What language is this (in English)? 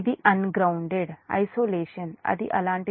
Telugu